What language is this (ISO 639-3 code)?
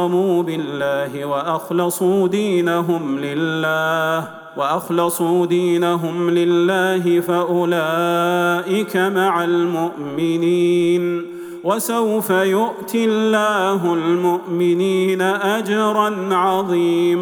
ara